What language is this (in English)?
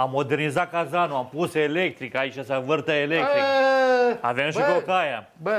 Romanian